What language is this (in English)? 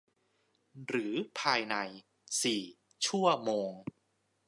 Thai